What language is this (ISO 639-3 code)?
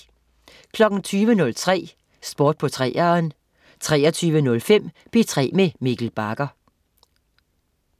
dan